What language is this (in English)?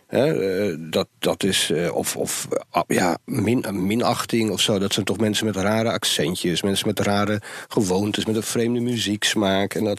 Dutch